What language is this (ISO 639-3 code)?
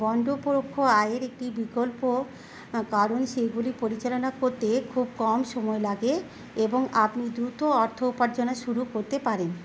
ben